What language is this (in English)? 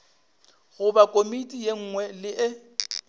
Northern Sotho